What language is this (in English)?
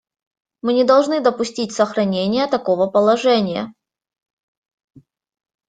Russian